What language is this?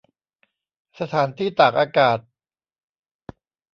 Thai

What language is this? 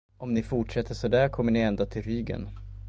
Swedish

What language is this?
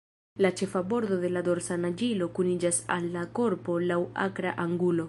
Esperanto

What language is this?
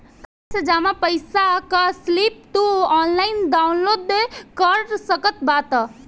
Bhojpuri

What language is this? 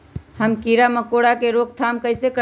Magahi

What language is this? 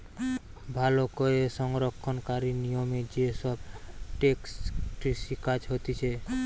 Bangla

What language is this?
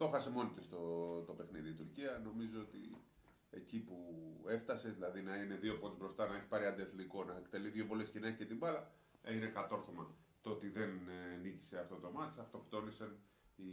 Greek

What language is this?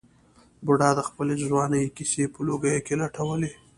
Pashto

